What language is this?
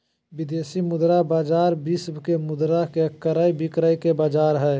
Magahi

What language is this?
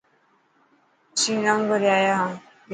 Dhatki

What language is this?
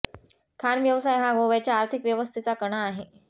Marathi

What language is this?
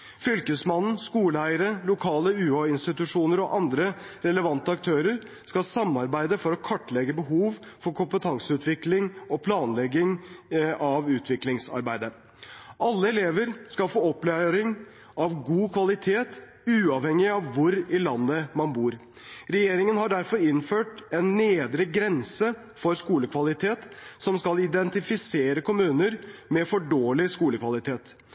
Norwegian Bokmål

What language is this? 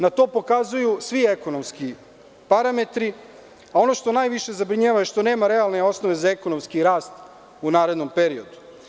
Serbian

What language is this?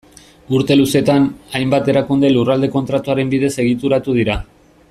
Basque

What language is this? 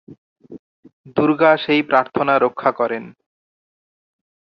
Bangla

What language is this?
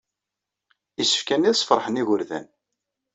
Kabyle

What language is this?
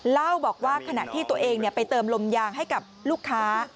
Thai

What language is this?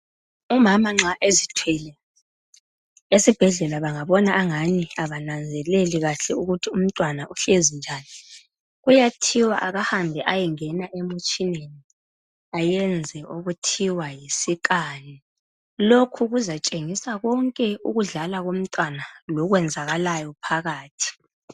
North Ndebele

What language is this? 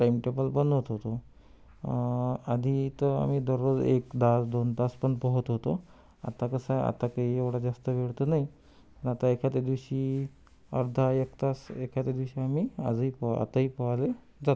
Marathi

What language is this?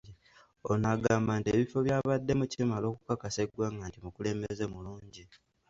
Ganda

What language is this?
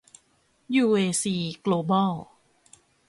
Thai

